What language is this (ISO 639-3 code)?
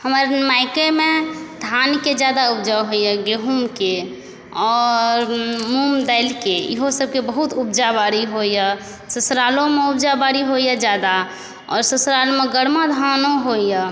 mai